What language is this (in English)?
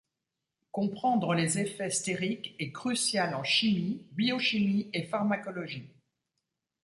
French